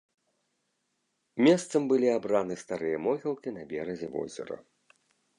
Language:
Belarusian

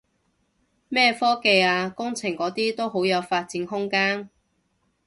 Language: Cantonese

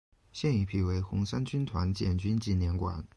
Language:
Chinese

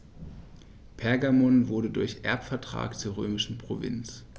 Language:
German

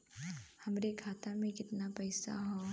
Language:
Bhojpuri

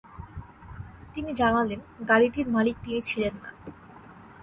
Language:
Bangla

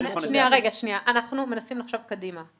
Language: Hebrew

